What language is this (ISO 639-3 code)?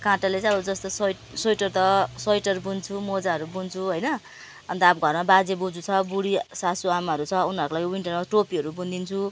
nep